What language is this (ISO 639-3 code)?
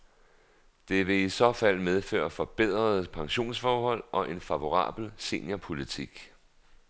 dan